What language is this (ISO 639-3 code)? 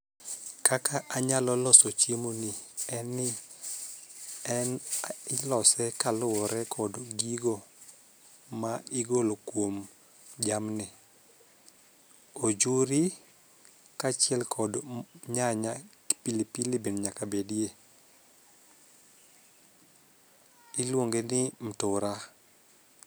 luo